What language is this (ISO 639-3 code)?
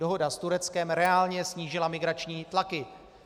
ces